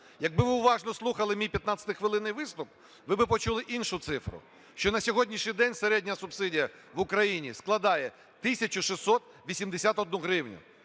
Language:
Ukrainian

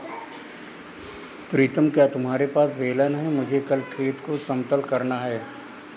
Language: Hindi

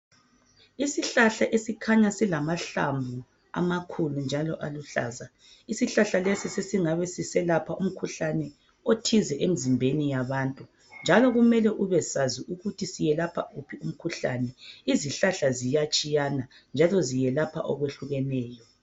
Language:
North Ndebele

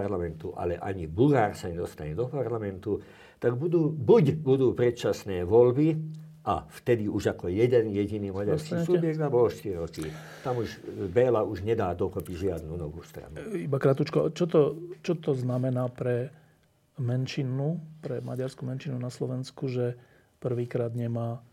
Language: Slovak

